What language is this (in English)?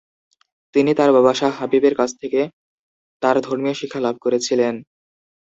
Bangla